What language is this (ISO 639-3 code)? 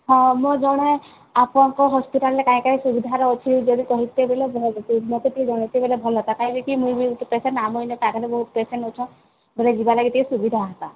ori